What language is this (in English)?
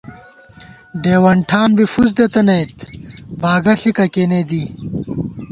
Gawar-Bati